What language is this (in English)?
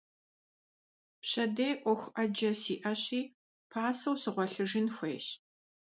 Kabardian